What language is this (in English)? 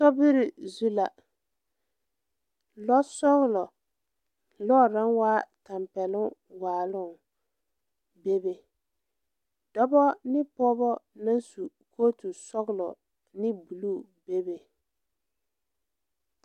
Southern Dagaare